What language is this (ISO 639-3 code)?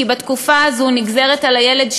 heb